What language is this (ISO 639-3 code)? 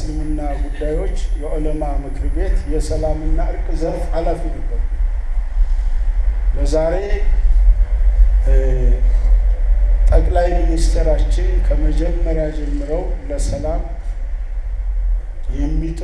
ara